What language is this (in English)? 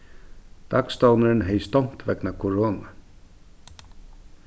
Faroese